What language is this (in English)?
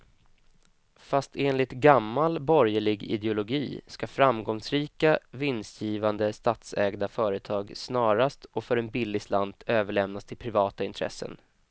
Swedish